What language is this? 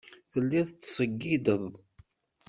Kabyle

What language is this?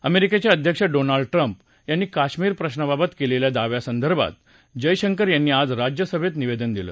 Marathi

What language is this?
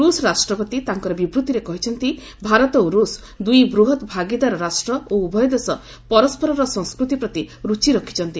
Odia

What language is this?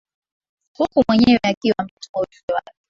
Swahili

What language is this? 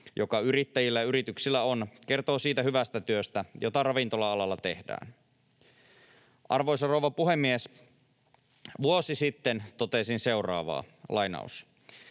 Finnish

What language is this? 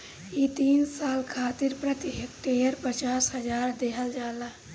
Bhojpuri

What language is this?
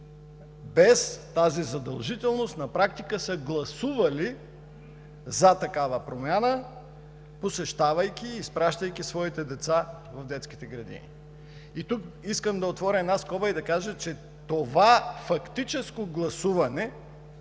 Bulgarian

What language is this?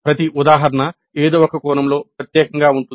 Telugu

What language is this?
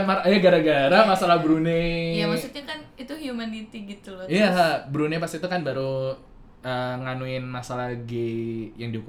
Indonesian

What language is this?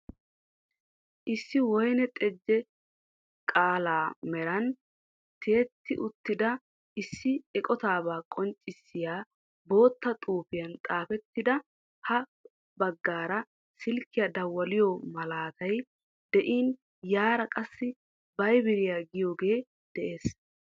Wolaytta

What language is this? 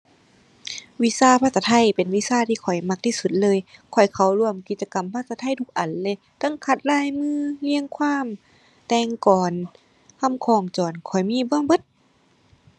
Thai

